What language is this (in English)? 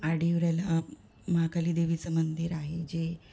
Marathi